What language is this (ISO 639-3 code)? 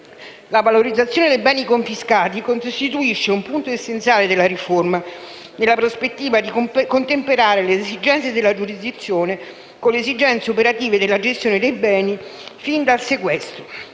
ita